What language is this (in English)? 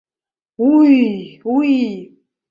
Mari